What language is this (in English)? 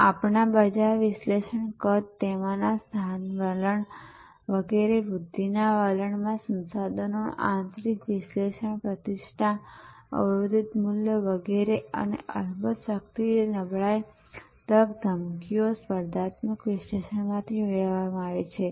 Gujarati